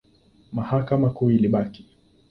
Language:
Swahili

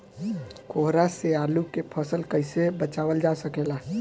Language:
Bhojpuri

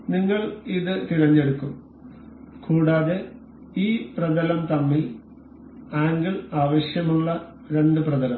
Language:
Malayalam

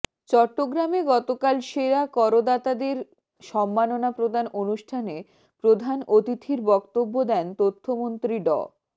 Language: Bangla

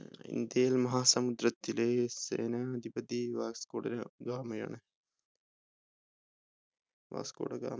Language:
Malayalam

